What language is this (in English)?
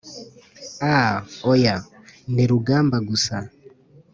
Kinyarwanda